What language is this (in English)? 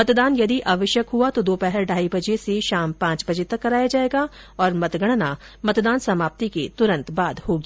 Hindi